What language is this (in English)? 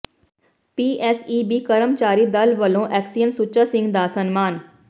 Punjabi